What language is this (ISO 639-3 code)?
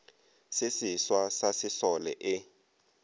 nso